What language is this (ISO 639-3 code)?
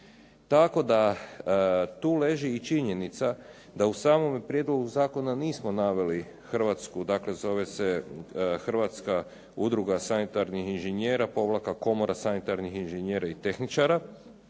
hrv